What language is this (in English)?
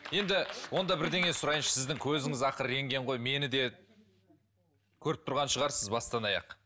Kazakh